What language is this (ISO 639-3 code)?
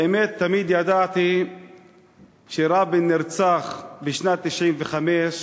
heb